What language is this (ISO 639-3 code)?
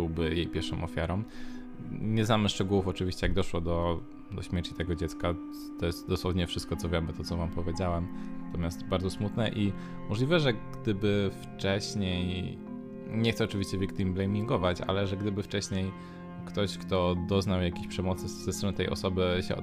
pol